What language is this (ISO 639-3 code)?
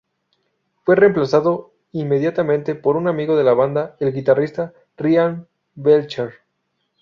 spa